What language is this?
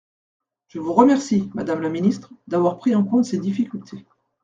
French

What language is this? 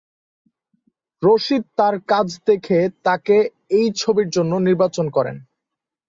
Bangla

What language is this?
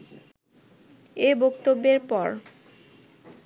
Bangla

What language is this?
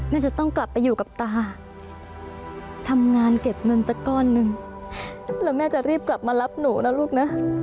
Thai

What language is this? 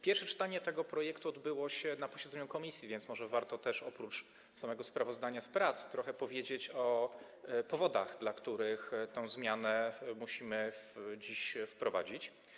Polish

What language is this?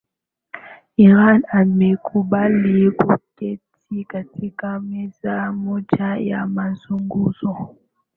Swahili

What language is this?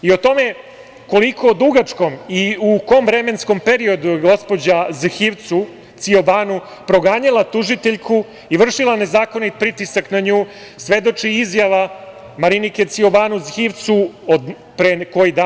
Serbian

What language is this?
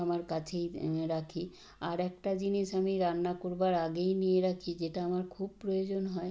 Bangla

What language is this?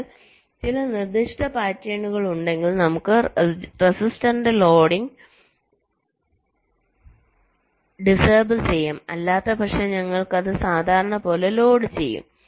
Malayalam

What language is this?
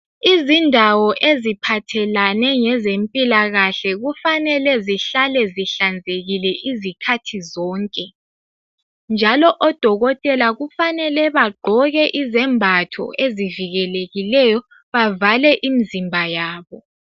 North Ndebele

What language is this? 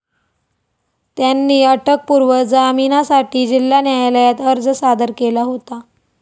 Marathi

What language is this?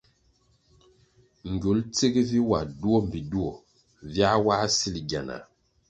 Kwasio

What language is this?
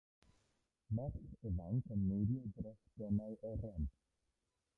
Welsh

